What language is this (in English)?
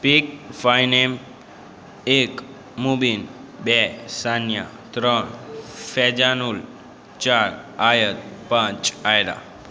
Gujarati